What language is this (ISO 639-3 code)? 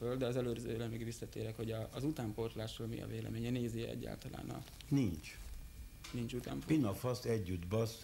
hun